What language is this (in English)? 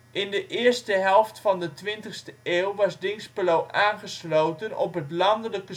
Dutch